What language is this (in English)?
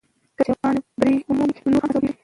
Pashto